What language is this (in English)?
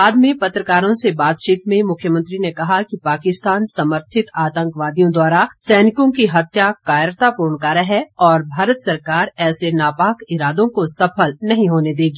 Hindi